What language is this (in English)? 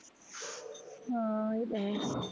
Punjabi